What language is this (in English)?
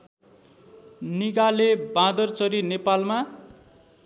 Nepali